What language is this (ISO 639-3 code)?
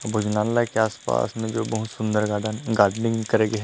hne